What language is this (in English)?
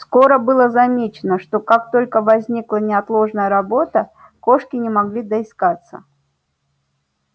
Russian